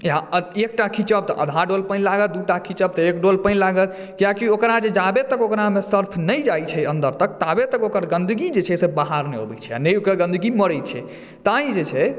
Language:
Maithili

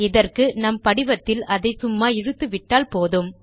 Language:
Tamil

